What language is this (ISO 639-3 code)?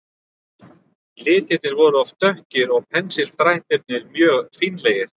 isl